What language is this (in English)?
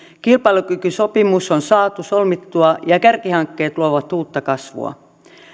Finnish